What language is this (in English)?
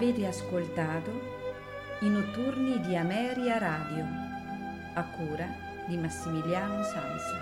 Italian